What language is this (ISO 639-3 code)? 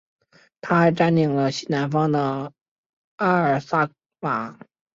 zho